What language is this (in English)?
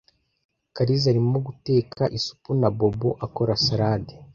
Kinyarwanda